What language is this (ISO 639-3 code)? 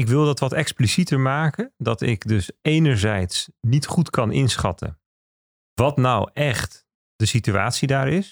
nld